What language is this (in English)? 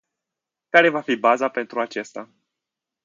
Romanian